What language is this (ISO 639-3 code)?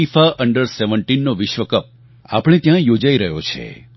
guj